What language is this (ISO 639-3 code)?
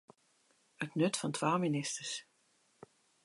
fry